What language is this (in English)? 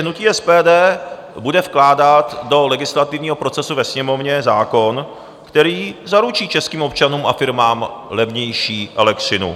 Czech